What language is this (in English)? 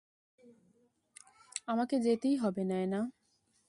Bangla